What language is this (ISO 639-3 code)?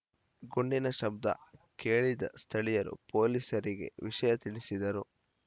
kan